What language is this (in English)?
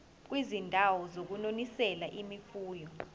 Zulu